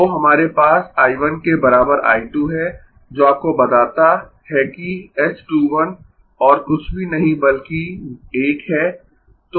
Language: Hindi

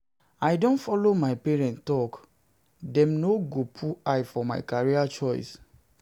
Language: Nigerian Pidgin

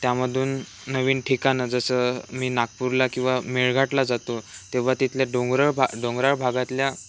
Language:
Marathi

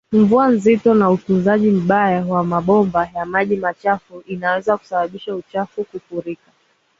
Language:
Swahili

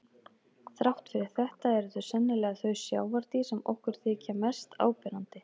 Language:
Icelandic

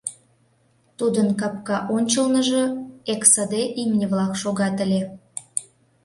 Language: Mari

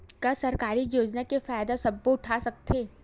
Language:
Chhattisgarhi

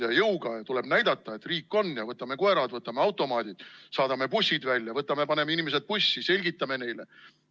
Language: Estonian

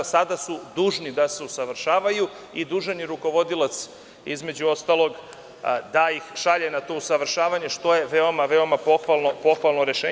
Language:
Serbian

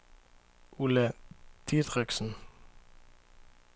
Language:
Danish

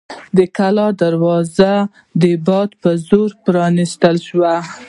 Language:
Pashto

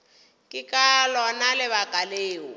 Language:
Northern Sotho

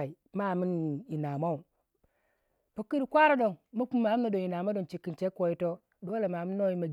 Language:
Waja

